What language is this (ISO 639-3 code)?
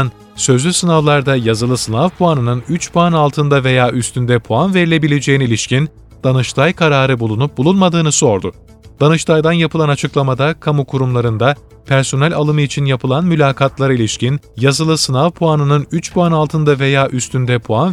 tur